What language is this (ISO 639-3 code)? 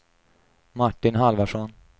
swe